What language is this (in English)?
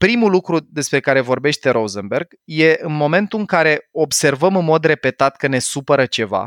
Romanian